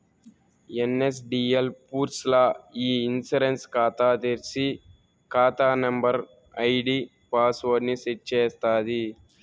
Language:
Telugu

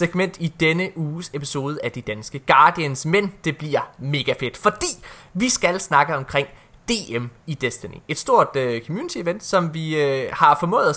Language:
Danish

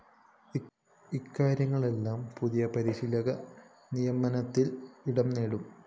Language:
Malayalam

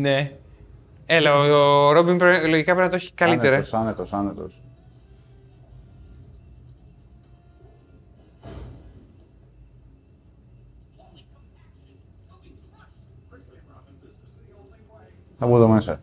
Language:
Greek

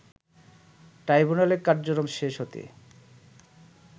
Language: Bangla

